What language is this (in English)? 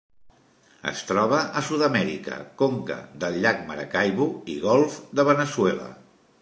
Catalan